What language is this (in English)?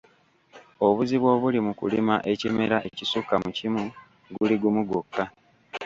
Ganda